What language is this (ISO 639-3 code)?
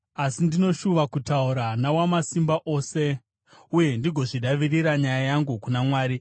sna